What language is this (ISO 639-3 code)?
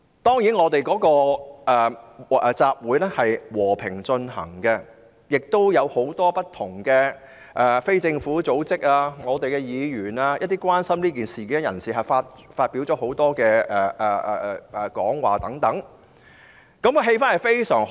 yue